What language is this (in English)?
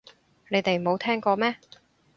Cantonese